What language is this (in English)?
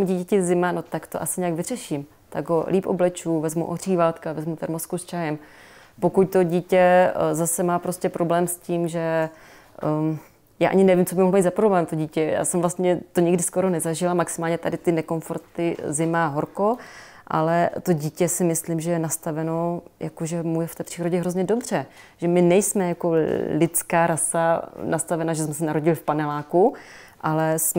Czech